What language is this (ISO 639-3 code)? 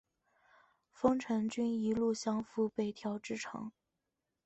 zho